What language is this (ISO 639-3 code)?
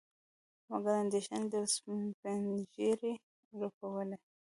pus